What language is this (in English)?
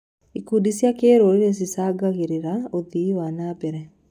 Kikuyu